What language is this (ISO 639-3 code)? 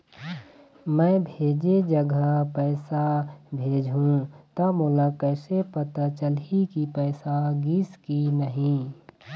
hne